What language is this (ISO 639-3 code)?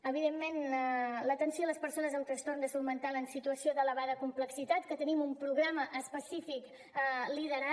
cat